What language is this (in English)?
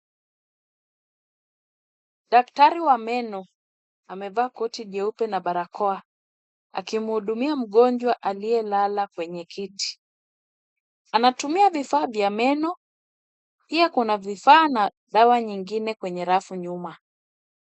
Swahili